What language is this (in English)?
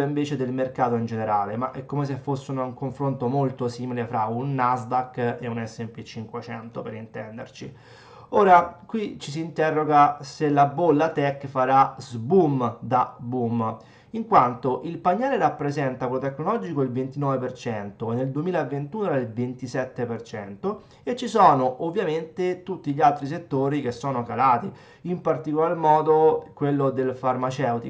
Italian